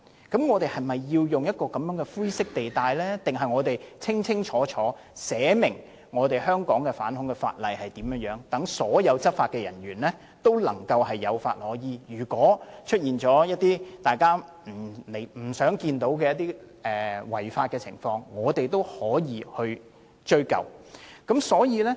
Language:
Cantonese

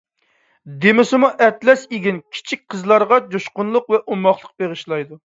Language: Uyghur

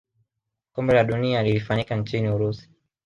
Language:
Swahili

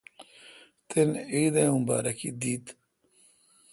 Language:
Kalkoti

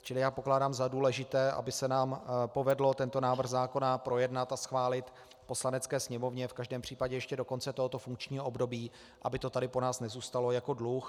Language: Czech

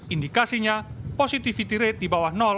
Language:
Indonesian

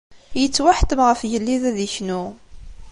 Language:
Kabyle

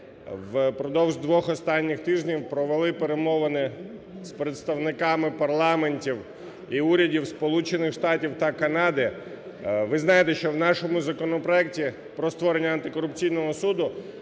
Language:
Ukrainian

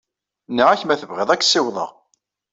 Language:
Kabyle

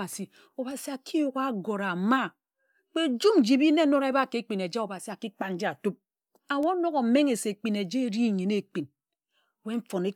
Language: Ejagham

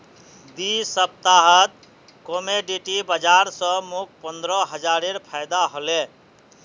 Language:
Magahi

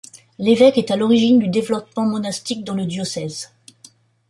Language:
French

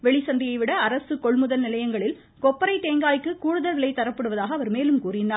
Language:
Tamil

